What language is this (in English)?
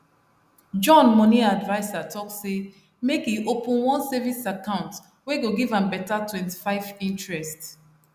Nigerian Pidgin